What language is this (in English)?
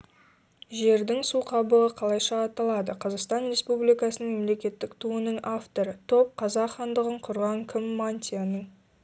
Kazakh